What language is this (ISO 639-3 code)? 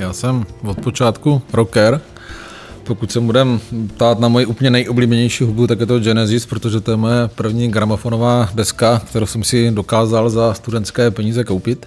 ces